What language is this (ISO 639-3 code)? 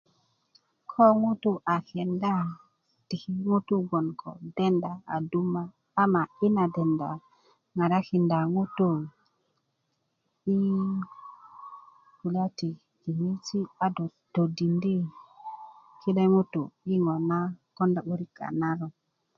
ukv